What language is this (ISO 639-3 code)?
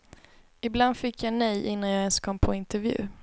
swe